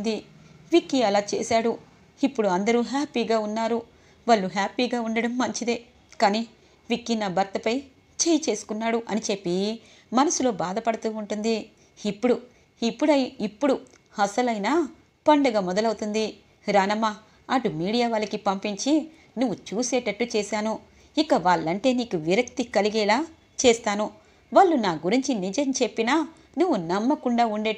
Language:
Telugu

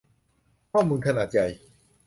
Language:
Thai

